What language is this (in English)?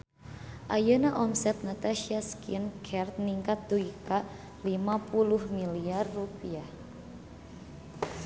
Sundanese